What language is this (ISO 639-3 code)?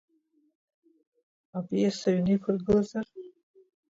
abk